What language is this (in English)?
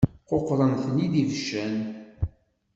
Kabyle